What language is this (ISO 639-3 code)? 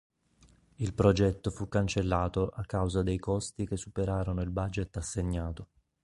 ita